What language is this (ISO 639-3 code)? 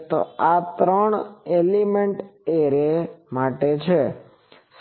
guj